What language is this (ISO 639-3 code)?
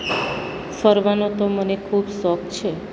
guj